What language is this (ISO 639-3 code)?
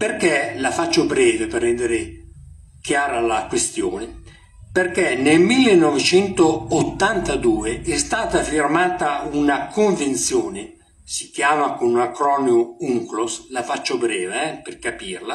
ita